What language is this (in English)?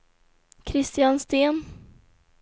Swedish